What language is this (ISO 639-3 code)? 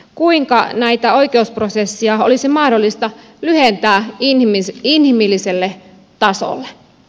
fin